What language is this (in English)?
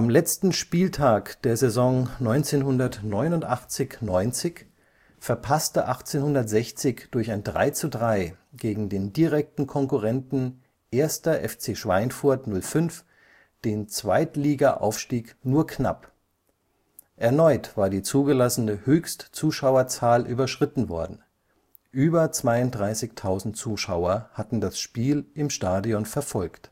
German